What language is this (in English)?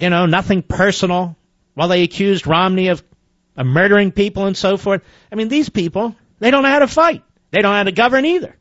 English